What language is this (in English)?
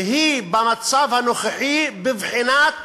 Hebrew